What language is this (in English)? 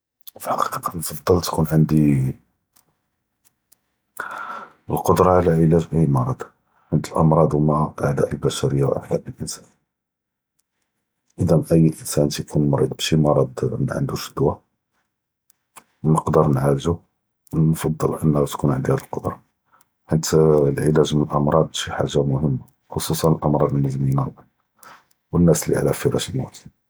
Judeo-Arabic